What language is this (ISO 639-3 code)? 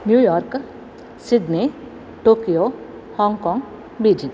san